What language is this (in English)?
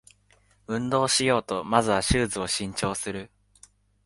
Japanese